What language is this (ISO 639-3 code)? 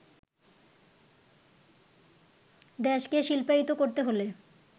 ben